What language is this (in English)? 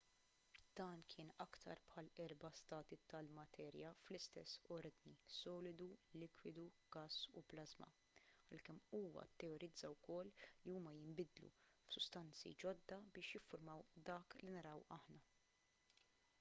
Maltese